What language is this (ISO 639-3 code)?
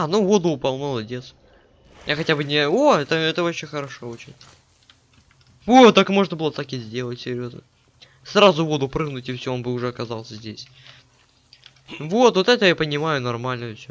rus